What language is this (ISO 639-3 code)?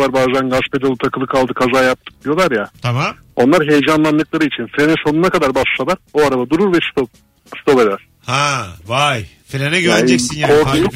tur